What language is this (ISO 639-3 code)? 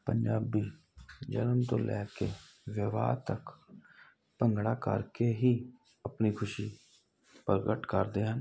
pan